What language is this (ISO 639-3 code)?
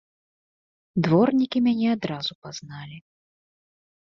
bel